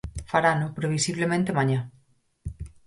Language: Galician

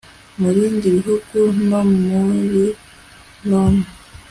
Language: Kinyarwanda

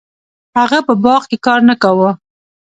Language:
Pashto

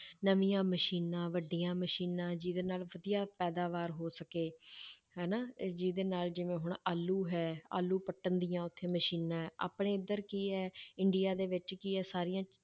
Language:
Punjabi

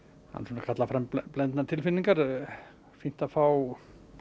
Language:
Icelandic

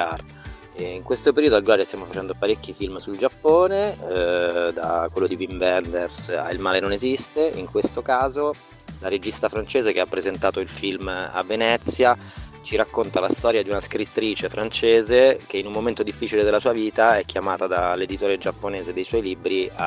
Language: Italian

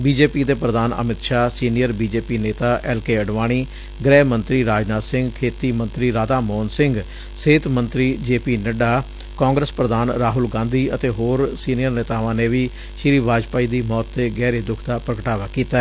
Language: Punjabi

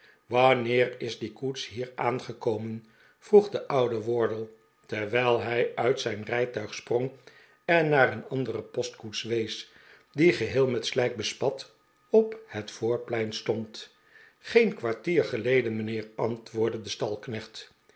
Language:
Dutch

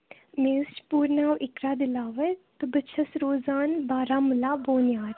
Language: Kashmiri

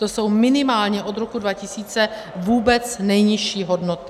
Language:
Czech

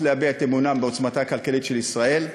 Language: Hebrew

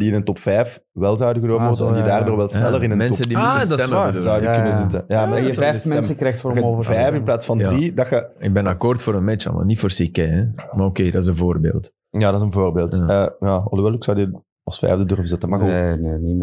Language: Dutch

